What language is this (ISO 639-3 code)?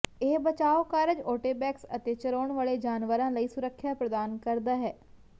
pan